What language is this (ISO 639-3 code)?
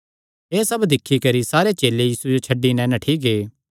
xnr